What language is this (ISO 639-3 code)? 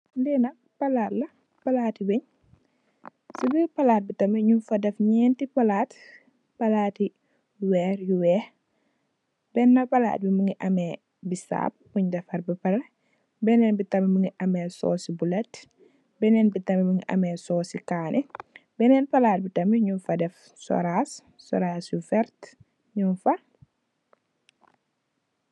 wol